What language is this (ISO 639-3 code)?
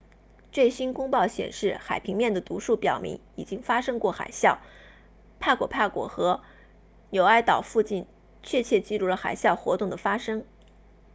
zho